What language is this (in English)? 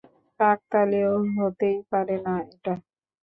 Bangla